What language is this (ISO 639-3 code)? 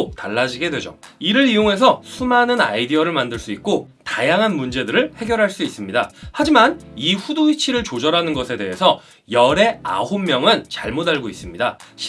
kor